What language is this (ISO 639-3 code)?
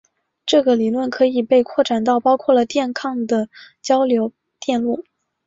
zho